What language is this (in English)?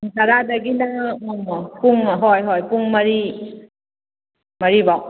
Manipuri